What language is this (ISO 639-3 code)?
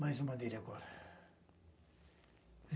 por